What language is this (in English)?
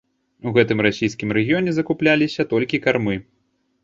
Belarusian